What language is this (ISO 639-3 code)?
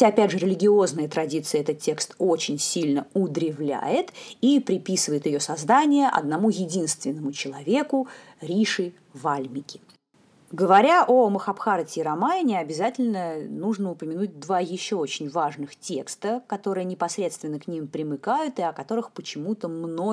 rus